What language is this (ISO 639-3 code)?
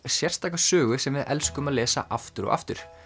isl